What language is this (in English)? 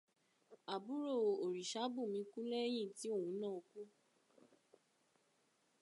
Yoruba